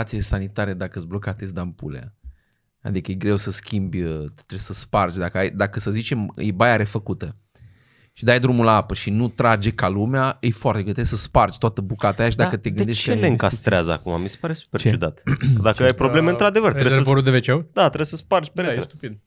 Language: Romanian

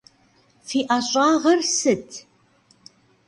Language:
Kabardian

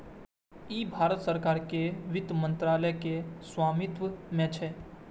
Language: Maithili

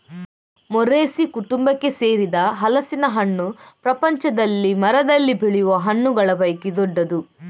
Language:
Kannada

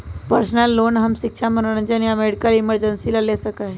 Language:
Magahi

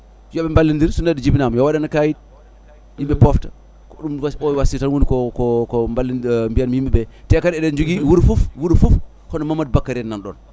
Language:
Fula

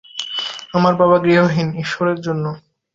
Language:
Bangla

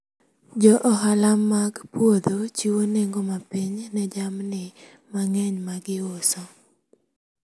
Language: Luo (Kenya and Tanzania)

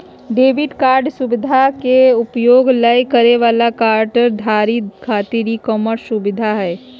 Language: Magahi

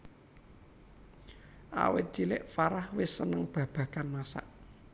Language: Javanese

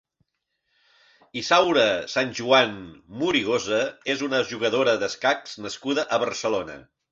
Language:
Catalan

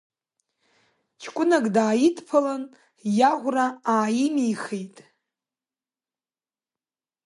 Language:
Abkhazian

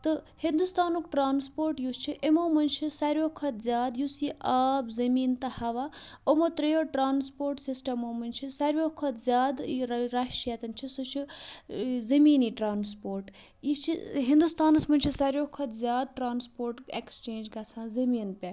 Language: Kashmiri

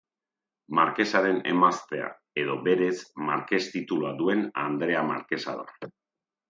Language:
Basque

